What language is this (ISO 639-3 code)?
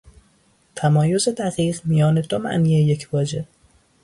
fas